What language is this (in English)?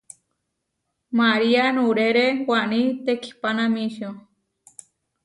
Huarijio